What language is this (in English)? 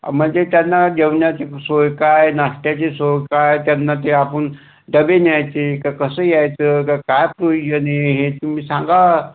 Marathi